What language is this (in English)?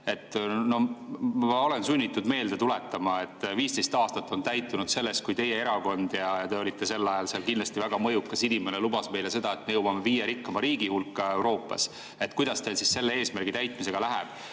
Estonian